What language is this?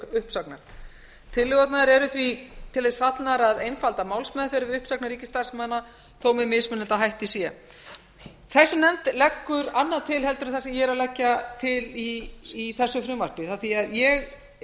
Icelandic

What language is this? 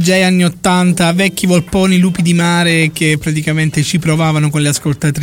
Italian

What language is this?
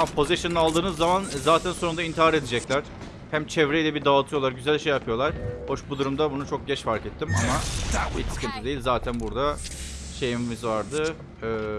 Turkish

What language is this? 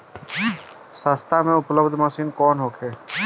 Bhojpuri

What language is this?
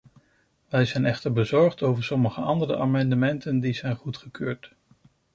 Dutch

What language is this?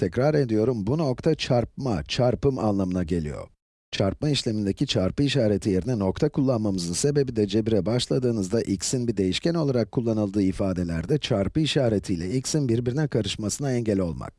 Turkish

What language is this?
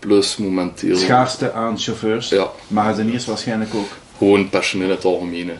Dutch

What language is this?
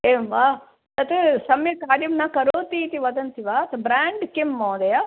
Sanskrit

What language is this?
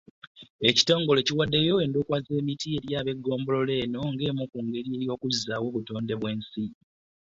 Ganda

